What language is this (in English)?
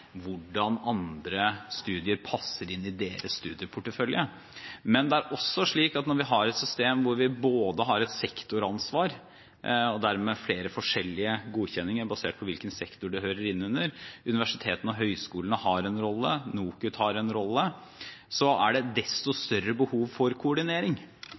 Norwegian Bokmål